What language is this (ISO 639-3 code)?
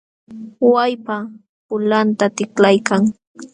qxw